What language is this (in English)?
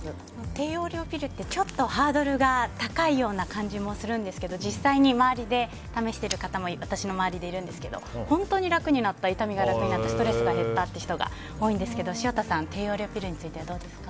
Japanese